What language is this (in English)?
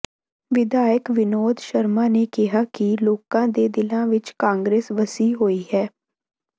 Punjabi